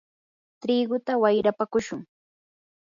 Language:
Yanahuanca Pasco Quechua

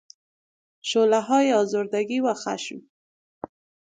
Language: Persian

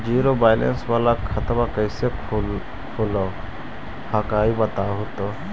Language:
Magahi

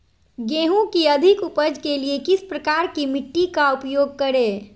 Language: Magahi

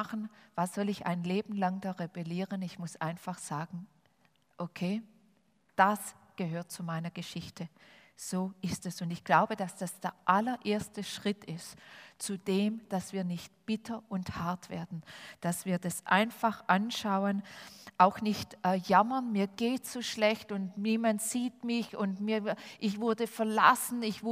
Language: German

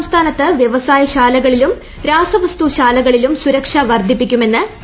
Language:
Malayalam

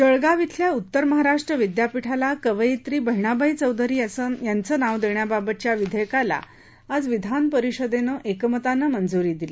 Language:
Marathi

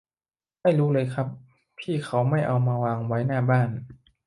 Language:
Thai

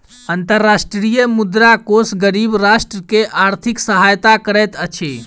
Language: Maithili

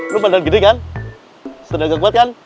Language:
Indonesian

